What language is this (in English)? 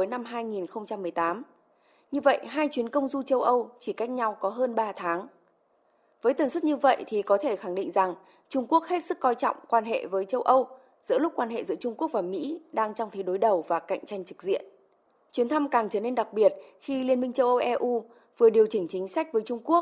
Vietnamese